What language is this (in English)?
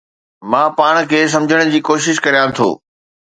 Sindhi